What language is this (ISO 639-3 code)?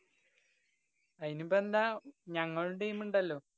mal